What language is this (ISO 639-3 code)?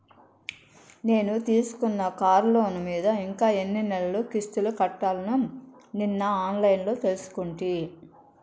tel